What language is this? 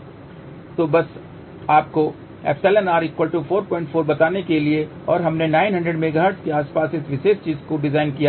Hindi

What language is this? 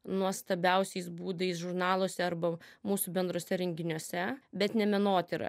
Lithuanian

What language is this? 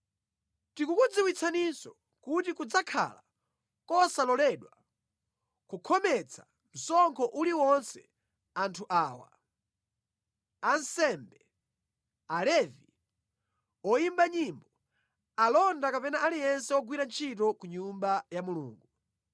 Nyanja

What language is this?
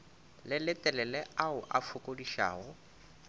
Northern Sotho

